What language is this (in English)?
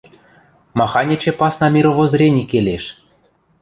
Western Mari